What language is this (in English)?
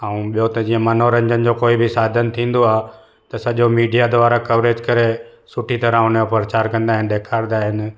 Sindhi